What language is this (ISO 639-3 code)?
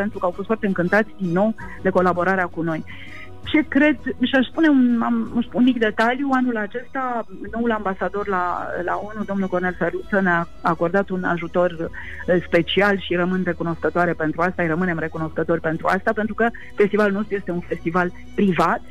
ron